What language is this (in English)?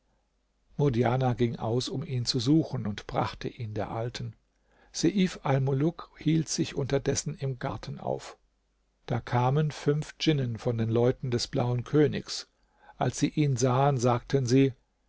German